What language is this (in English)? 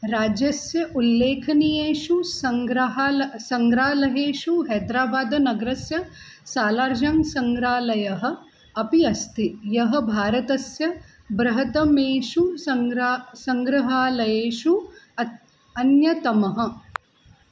Sanskrit